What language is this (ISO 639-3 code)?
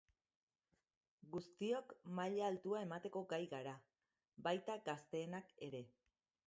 eus